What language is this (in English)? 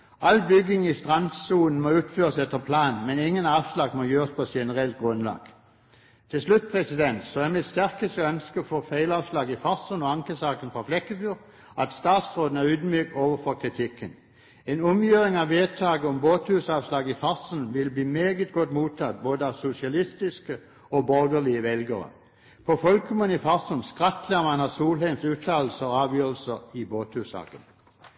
Norwegian Bokmål